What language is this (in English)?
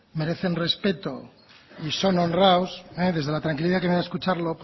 Spanish